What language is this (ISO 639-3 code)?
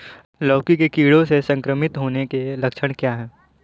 hin